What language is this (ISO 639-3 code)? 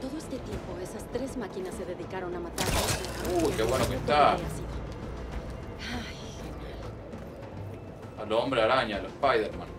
spa